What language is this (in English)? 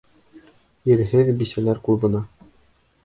Bashkir